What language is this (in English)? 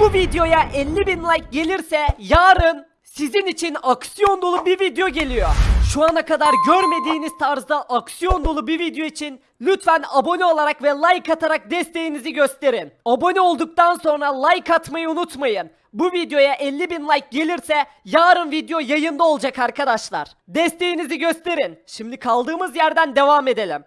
Turkish